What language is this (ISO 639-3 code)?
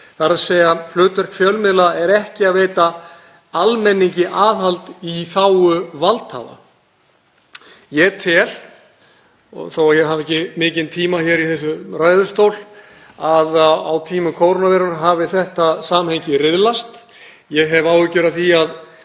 isl